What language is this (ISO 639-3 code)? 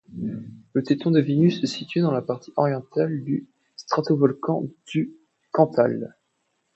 fra